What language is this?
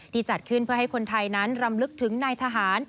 Thai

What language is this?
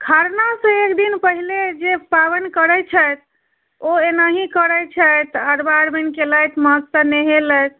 Maithili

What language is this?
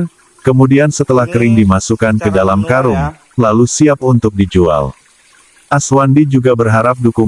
Indonesian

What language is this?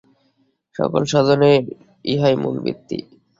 Bangla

